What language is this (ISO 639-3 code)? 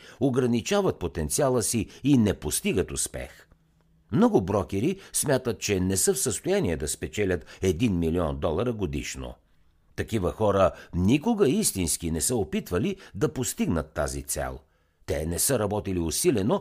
bul